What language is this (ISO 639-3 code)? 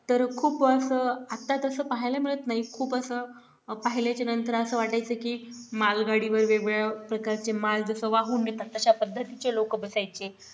mar